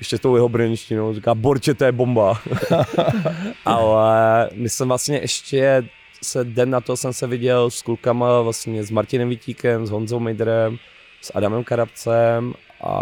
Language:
Czech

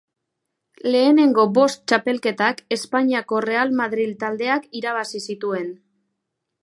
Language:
Basque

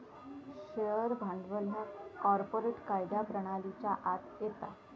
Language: Marathi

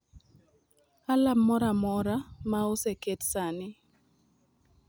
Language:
Luo (Kenya and Tanzania)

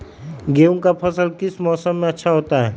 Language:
Magahi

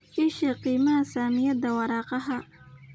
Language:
Somali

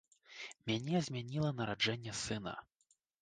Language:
Belarusian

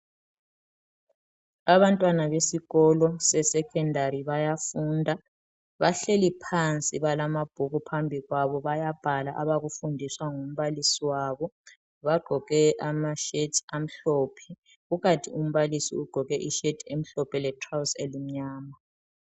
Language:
North Ndebele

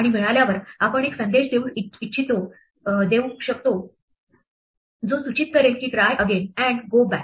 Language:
Marathi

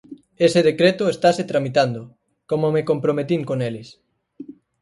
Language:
Galician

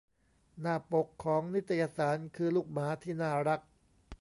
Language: Thai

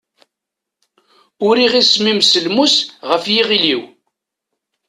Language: Kabyle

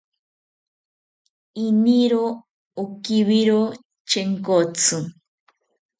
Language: South Ucayali Ashéninka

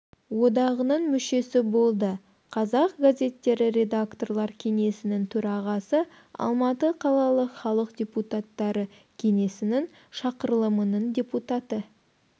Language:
Kazakh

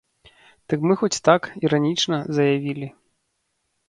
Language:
Belarusian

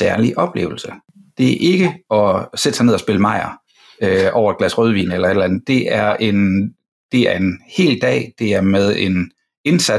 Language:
Danish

